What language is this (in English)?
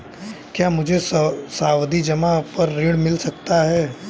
Hindi